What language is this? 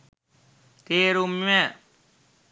Sinhala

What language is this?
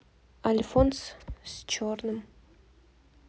Russian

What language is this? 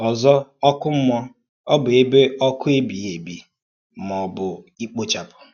Igbo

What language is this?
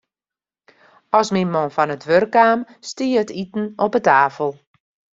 Western Frisian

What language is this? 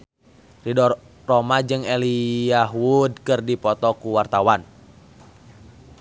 Sundanese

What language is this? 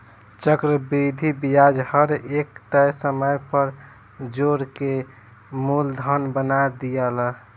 Bhojpuri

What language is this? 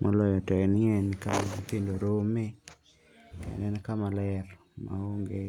Luo (Kenya and Tanzania)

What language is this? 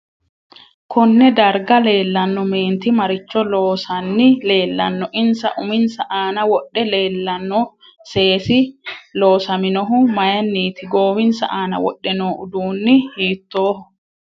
Sidamo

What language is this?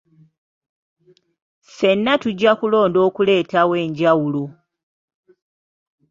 Ganda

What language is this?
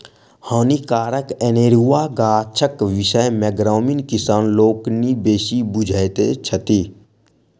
Maithili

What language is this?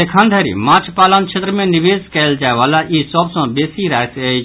Maithili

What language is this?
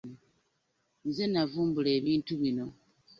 Ganda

